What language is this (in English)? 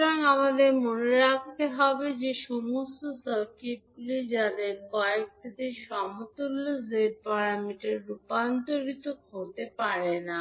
Bangla